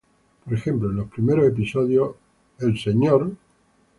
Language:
Spanish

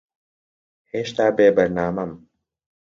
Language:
Central Kurdish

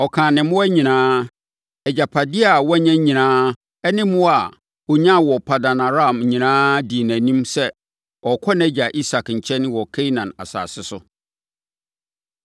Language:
Akan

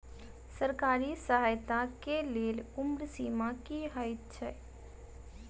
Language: Maithili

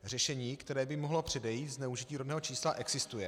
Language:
Czech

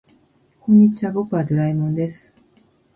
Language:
Japanese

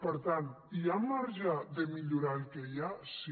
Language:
Catalan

